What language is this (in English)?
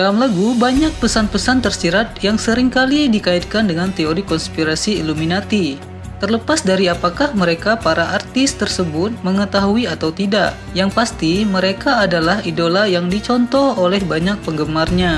Indonesian